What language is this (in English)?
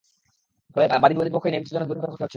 Bangla